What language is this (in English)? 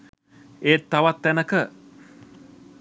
Sinhala